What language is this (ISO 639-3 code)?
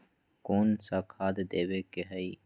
mag